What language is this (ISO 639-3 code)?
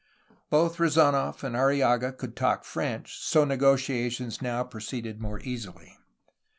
eng